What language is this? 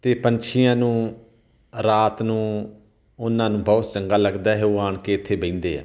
Punjabi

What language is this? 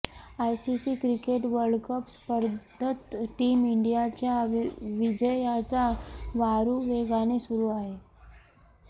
Marathi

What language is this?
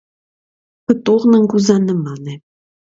Armenian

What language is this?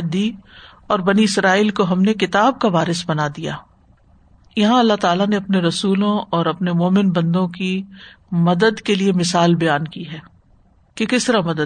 Urdu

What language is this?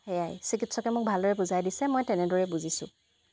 Assamese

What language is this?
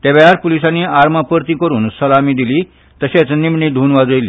Konkani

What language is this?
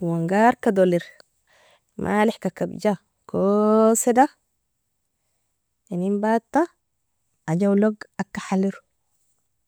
Nobiin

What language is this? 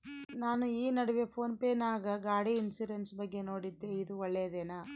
Kannada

